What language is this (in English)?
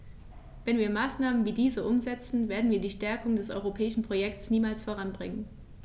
German